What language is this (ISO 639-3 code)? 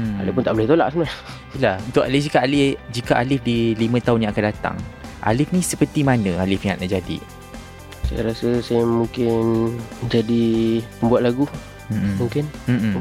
msa